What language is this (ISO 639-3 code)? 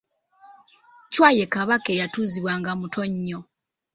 lug